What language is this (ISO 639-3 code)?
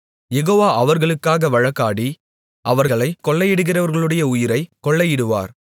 tam